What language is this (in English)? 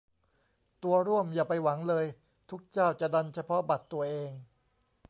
Thai